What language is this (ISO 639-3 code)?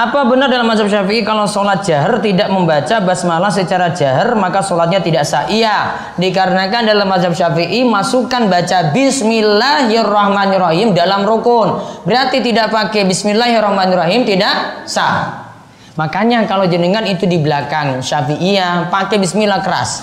ind